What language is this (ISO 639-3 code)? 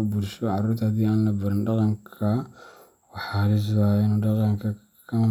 som